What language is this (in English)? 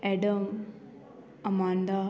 Konkani